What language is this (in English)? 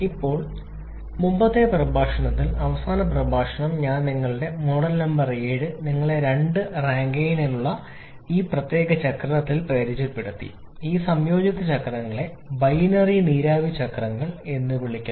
Malayalam